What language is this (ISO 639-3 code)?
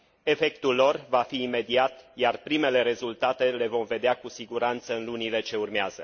ron